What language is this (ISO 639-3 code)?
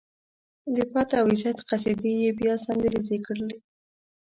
pus